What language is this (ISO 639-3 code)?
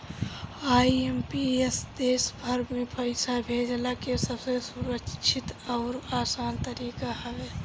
bho